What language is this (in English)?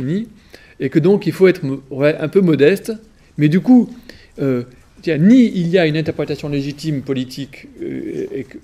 French